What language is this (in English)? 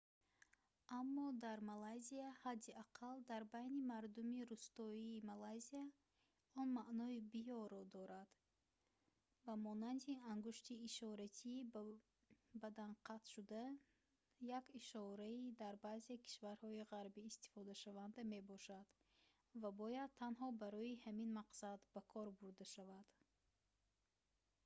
Tajik